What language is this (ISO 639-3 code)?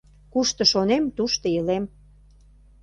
chm